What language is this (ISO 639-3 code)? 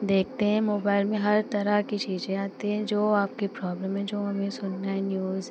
hin